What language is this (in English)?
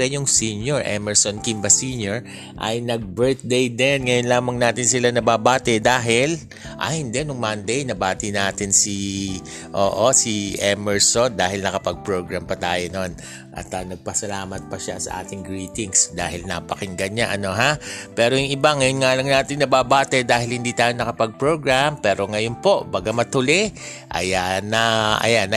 Filipino